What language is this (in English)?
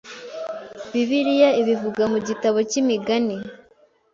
Kinyarwanda